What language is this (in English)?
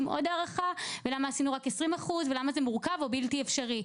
Hebrew